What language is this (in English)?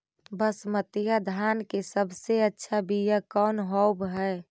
Magahi